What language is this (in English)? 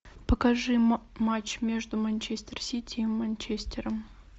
Russian